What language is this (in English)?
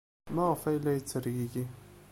Kabyle